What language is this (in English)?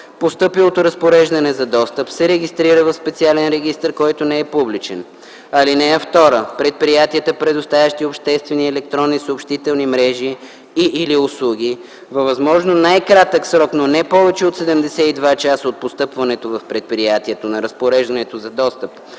Bulgarian